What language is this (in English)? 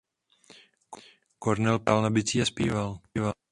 Czech